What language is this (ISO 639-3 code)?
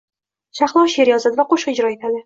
uzb